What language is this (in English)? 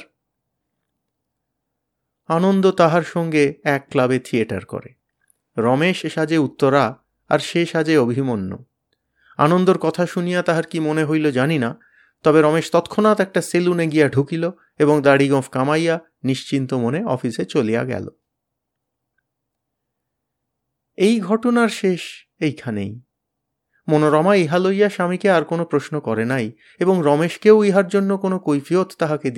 Bangla